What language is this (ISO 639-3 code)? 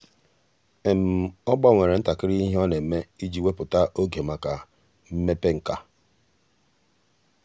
ibo